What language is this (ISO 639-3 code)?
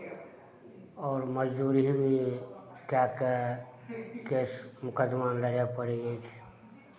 mai